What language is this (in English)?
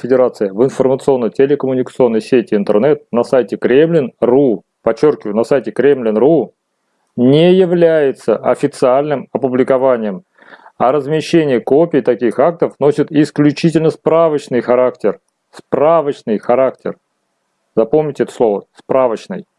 Russian